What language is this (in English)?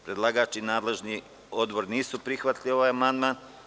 Serbian